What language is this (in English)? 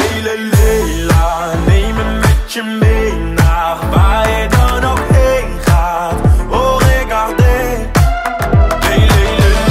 Arabic